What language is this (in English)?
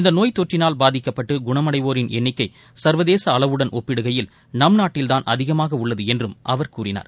Tamil